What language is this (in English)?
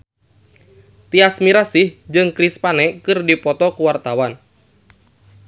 Sundanese